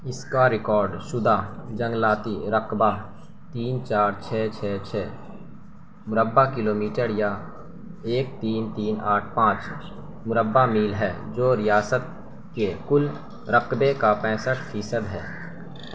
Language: Urdu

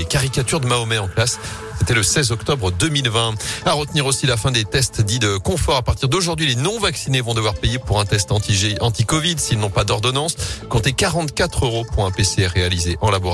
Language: French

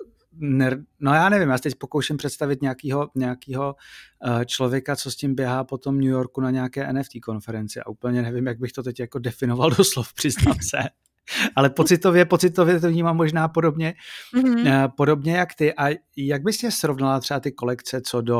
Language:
Czech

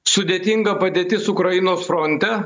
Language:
Lithuanian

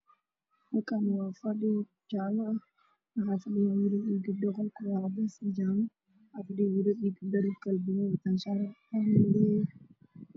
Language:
Somali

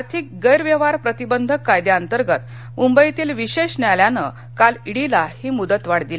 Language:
Marathi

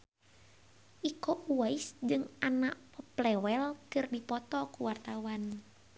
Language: Sundanese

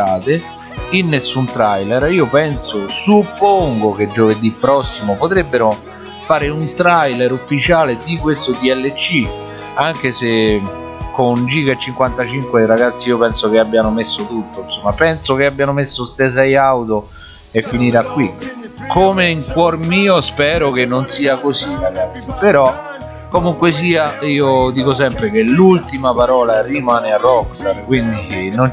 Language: Italian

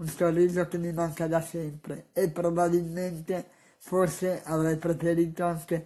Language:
Italian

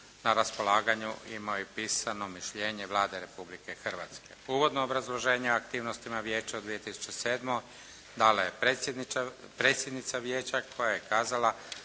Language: Croatian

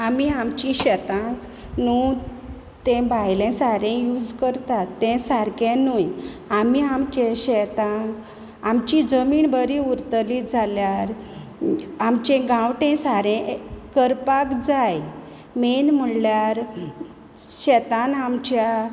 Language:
Konkani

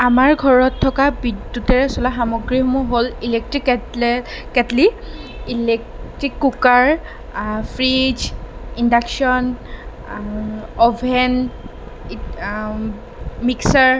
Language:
Assamese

